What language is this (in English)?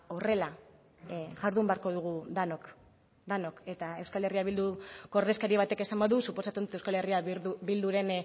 Basque